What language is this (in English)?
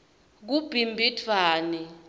Swati